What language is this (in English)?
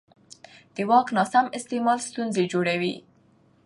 Pashto